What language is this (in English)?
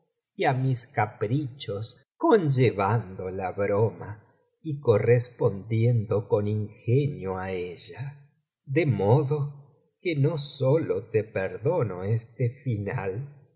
Spanish